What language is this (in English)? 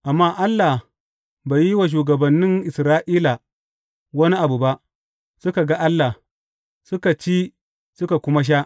Hausa